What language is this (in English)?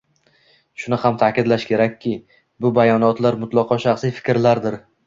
Uzbek